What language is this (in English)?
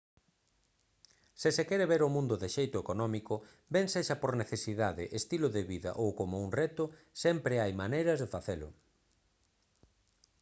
Galician